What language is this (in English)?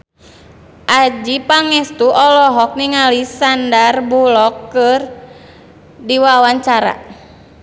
Sundanese